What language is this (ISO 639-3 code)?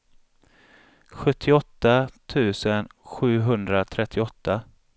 swe